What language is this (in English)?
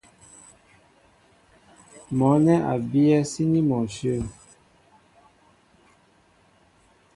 Mbo (Cameroon)